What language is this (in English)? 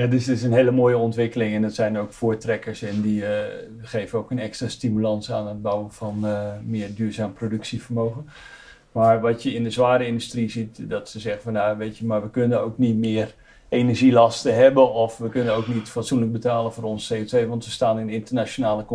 Dutch